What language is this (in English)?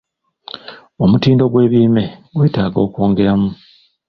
Ganda